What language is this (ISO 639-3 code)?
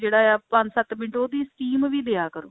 pan